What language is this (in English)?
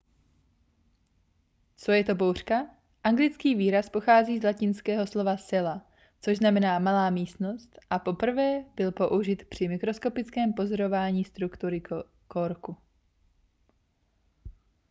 Czech